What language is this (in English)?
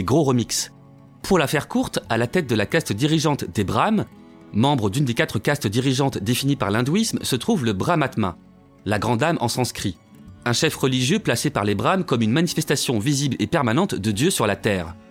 French